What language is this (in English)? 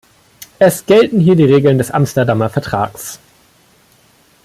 German